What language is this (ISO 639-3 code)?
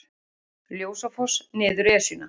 isl